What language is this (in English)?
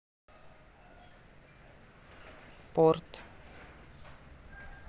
Russian